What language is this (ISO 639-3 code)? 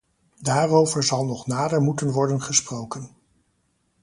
nld